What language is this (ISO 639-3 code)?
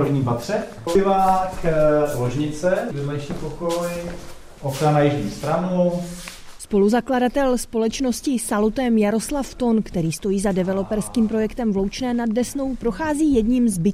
ces